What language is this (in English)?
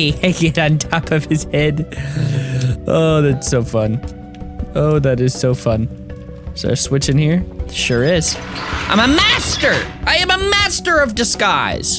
English